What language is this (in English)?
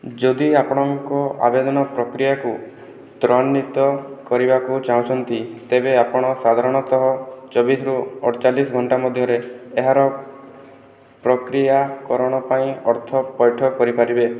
Odia